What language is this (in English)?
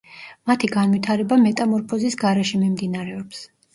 Georgian